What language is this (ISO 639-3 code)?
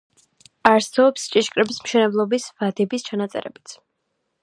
kat